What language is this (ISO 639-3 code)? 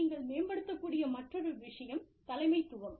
tam